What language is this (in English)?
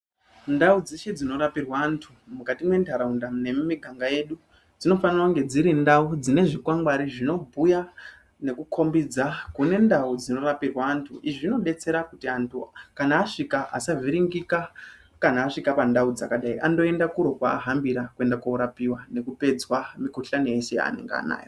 Ndau